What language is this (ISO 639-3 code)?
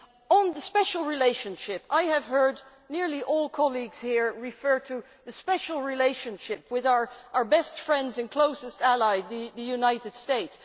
eng